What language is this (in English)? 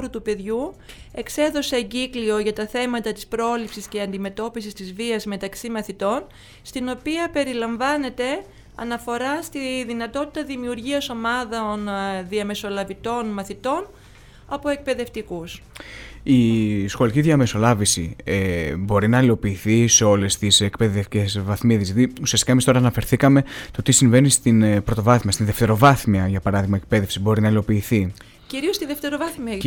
Greek